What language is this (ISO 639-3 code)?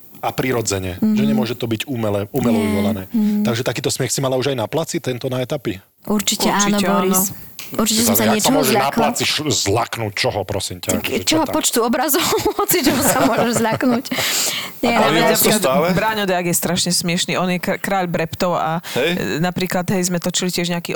slk